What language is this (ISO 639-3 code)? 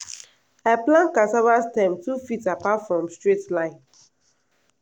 pcm